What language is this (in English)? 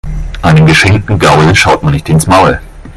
German